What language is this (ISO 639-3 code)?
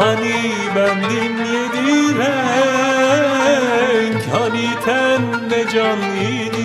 tur